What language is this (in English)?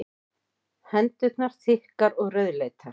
Icelandic